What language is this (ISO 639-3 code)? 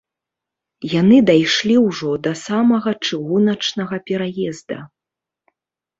bel